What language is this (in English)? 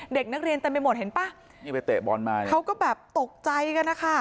Thai